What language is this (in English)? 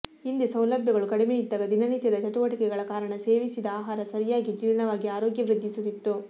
Kannada